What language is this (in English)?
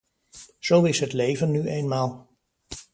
Dutch